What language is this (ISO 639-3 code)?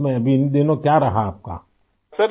urd